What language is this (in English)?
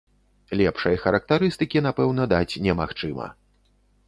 Belarusian